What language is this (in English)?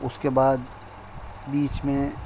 Urdu